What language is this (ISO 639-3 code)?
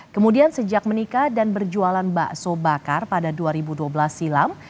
ind